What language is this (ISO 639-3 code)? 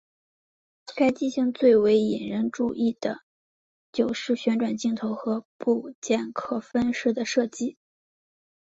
zho